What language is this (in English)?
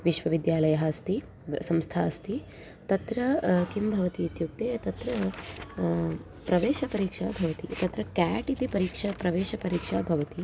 Sanskrit